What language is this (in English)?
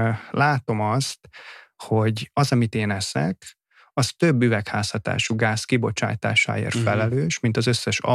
Hungarian